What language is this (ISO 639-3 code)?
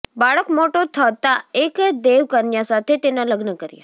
guj